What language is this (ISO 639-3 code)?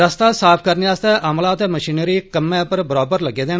doi